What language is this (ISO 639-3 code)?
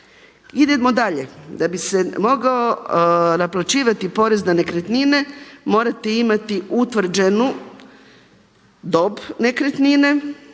hrv